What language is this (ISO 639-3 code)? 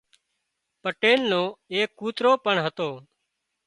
kxp